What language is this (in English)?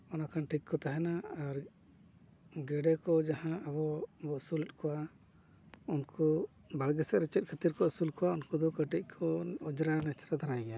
Santali